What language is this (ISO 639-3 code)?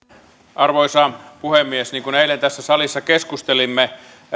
fin